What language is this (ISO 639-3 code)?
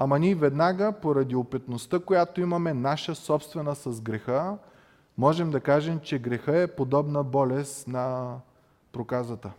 bul